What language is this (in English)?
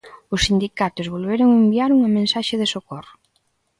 Galician